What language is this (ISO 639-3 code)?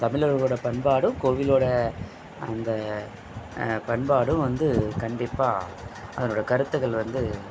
tam